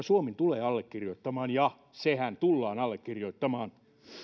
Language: Finnish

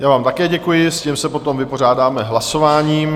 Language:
Czech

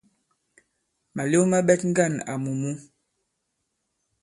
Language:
Bankon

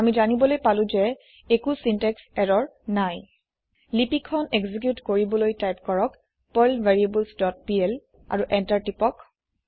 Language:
Assamese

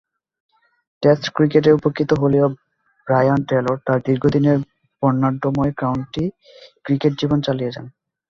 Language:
Bangla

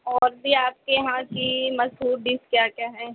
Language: Urdu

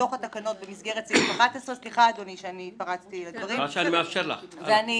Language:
Hebrew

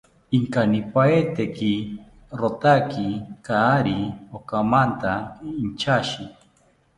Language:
South Ucayali Ashéninka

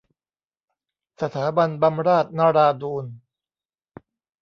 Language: Thai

